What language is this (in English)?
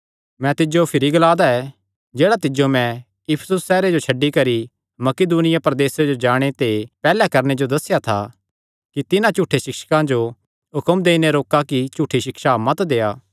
Kangri